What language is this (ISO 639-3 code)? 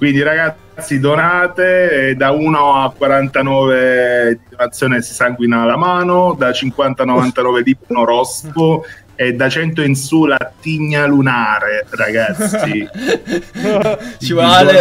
ita